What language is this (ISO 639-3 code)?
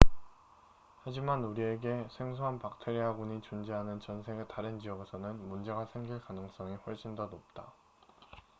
kor